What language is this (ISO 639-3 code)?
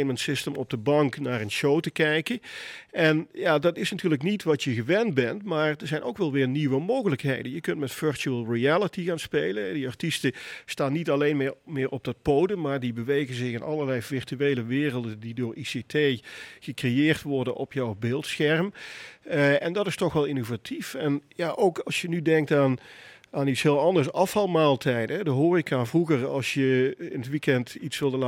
nld